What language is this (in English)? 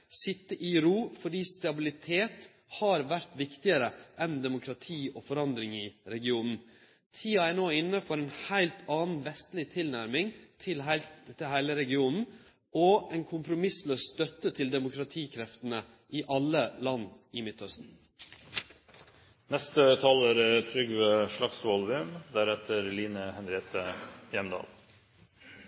Norwegian Nynorsk